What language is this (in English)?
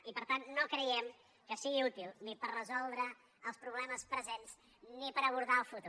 Catalan